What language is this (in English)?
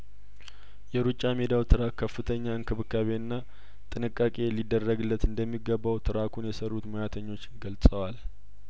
Amharic